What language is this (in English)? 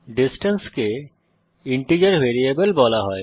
Bangla